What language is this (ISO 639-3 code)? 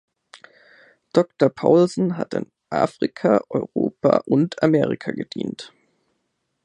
deu